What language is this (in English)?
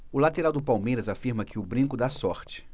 Portuguese